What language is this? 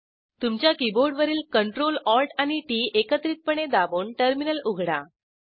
Marathi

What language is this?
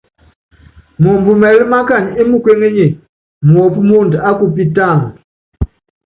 Yangben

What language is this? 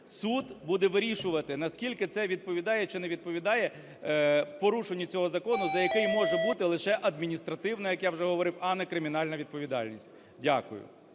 Ukrainian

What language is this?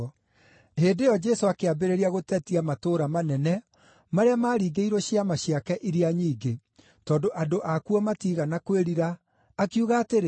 Kikuyu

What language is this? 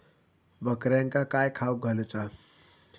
Marathi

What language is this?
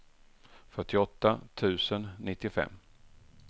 Swedish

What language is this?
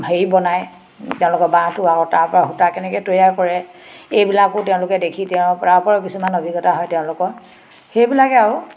Assamese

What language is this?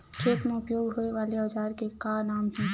Chhattisgarhi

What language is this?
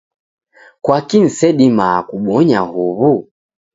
Taita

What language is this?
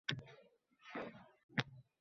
Uzbek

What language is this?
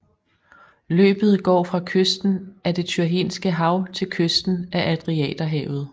Danish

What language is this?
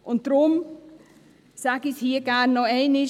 Swiss German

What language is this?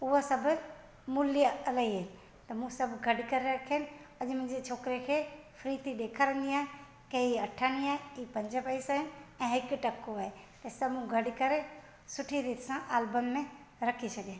Sindhi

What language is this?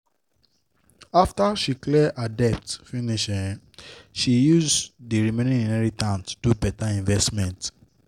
Nigerian Pidgin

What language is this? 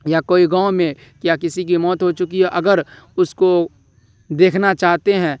Urdu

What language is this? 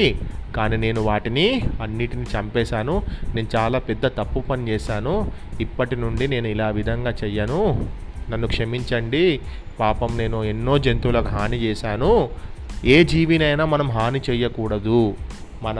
Telugu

